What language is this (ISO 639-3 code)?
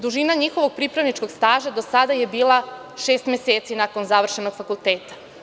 srp